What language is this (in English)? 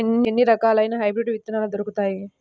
Telugu